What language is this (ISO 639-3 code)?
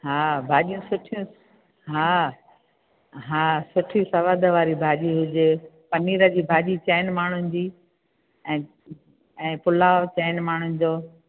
snd